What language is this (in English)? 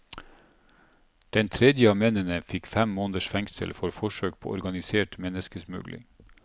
Norwegian